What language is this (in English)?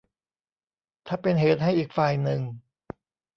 Thai